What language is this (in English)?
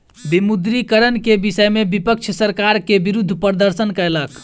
Maithili